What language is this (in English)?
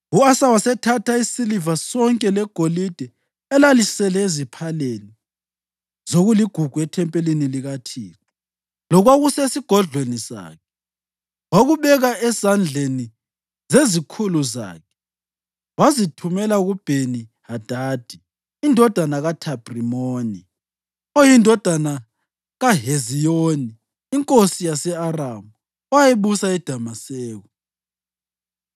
North Ndebele